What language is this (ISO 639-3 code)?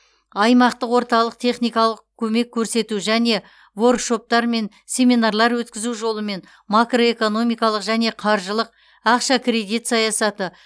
kaz